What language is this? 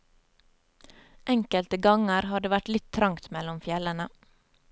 Norwegian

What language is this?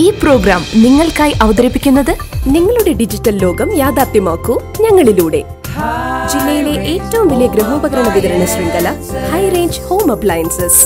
Malayalam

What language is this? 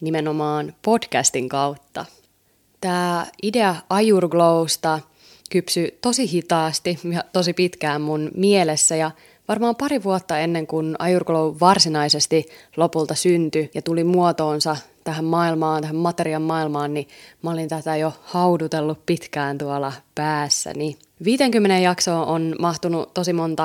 Finnish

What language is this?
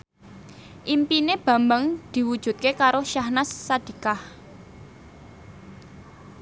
Javanese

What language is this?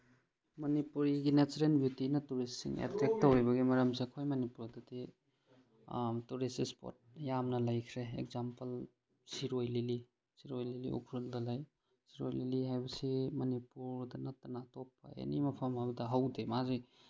Manipuri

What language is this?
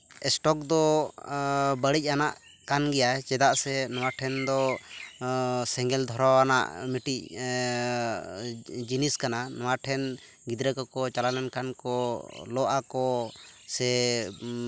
Santali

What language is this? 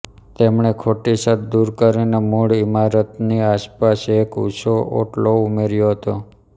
Gujarati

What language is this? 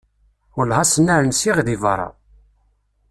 Kabyle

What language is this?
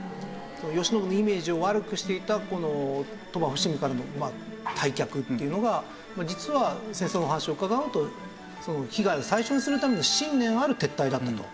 Japanese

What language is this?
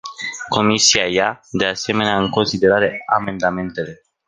Romanian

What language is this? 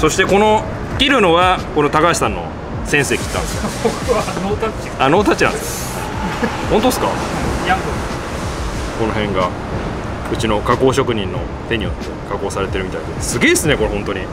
Japanese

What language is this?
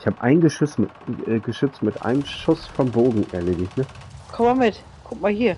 German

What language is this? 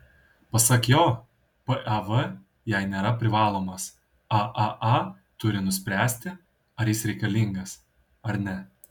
Lithuanian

